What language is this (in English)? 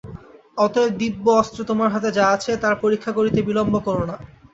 Bangla